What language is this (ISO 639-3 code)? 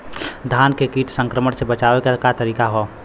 bho